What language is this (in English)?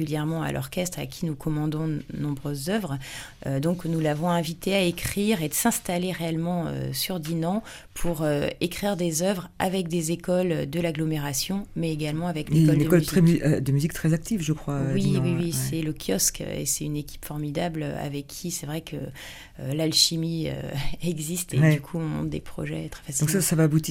French